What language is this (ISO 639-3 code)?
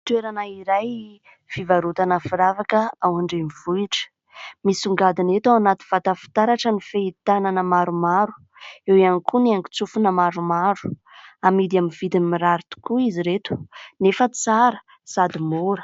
mlg